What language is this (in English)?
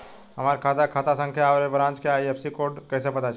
Bhojpuri